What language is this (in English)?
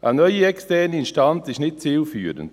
Swiss German